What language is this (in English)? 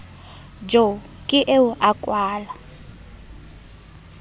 Southern Sotho